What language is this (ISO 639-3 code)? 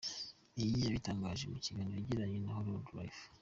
kin